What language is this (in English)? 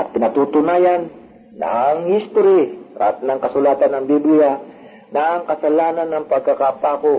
Filipino